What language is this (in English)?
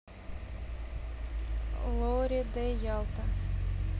Russian